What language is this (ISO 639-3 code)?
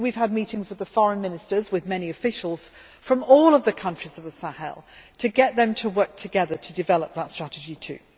eng